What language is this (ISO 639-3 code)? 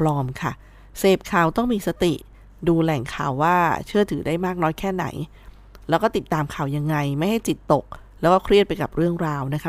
tha